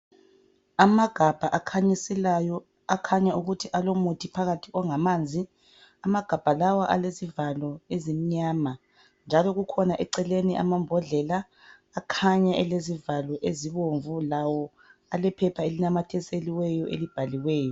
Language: North Ndebele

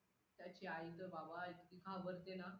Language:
Marathi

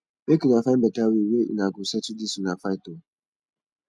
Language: Nigerian Pidgin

